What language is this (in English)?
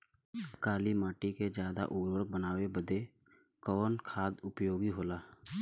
Bhojpuri